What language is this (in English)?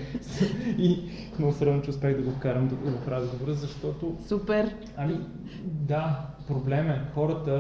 Bulgarian